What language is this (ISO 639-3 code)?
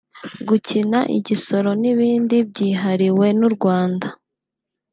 kin